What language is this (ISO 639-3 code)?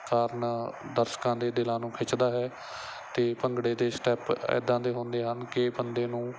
pan